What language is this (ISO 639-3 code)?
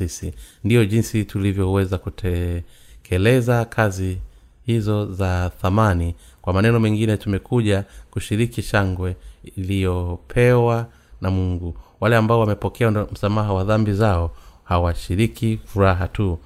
swa